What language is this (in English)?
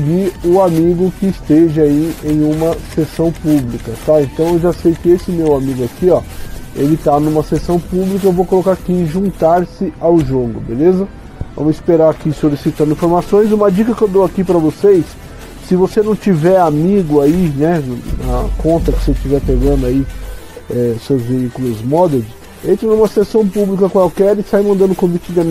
Portuguese